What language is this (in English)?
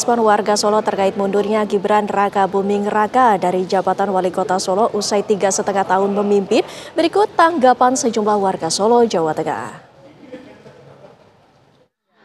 Indonesian